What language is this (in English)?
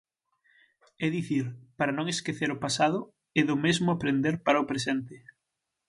Galician